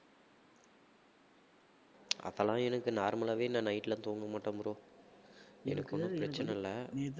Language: Tamil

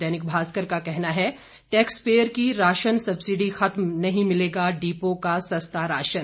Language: Hindi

